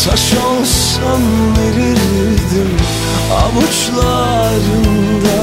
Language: Turkish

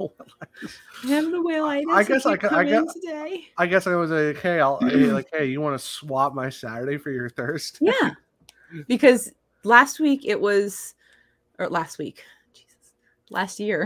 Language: English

